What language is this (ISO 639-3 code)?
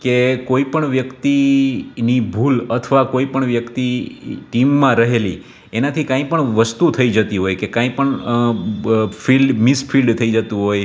guj